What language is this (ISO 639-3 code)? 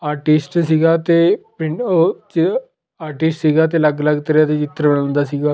pan